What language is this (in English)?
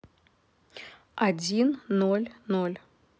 Russian